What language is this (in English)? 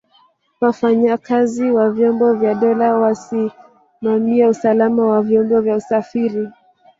Swahili